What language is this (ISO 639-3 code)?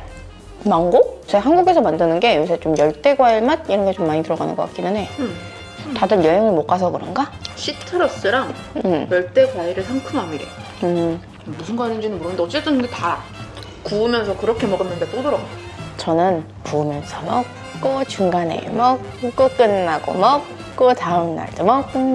kor